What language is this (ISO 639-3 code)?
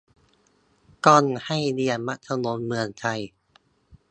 tha